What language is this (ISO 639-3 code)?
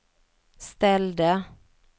swe